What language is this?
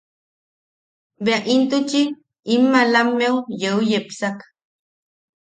Yaqui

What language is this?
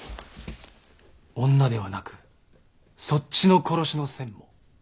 Japanese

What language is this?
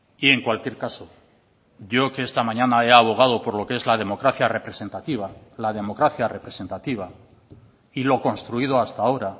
Spanish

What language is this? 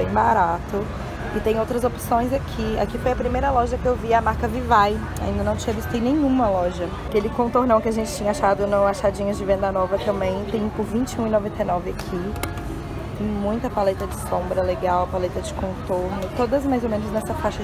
Portuguese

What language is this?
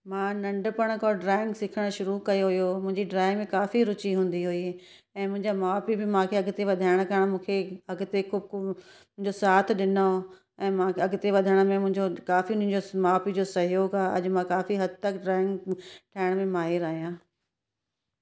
Sindhi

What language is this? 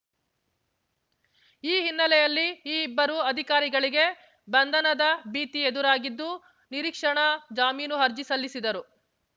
Kannada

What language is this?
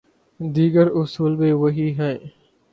Urdu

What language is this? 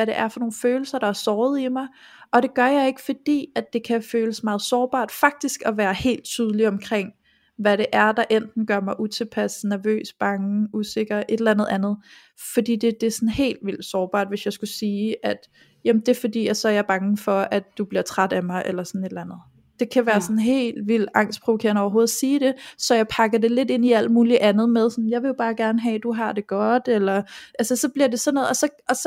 Danish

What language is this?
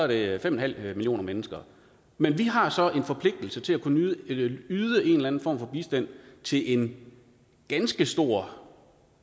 Danish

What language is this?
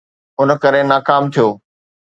Sindhi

